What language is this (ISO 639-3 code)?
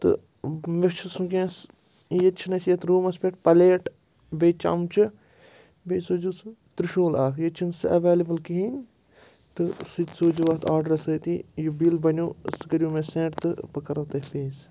kas